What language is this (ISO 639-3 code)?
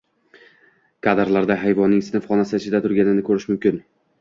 uzb